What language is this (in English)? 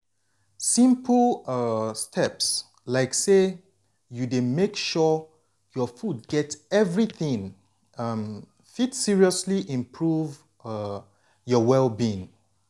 Nigerian Pidgin